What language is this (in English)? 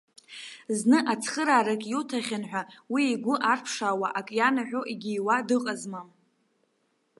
Abkhazian